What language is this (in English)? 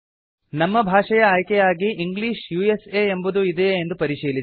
Kannada